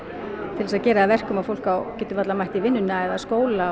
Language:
Icelandic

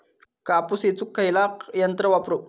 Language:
Marathi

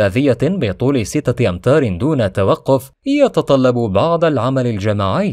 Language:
Arabic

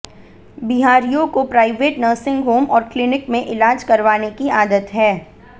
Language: Hindi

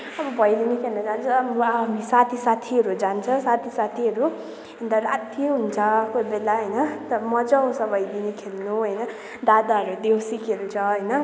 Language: Nepali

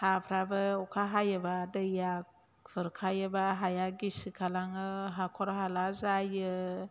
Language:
Bodo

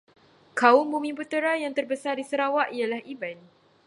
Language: Malay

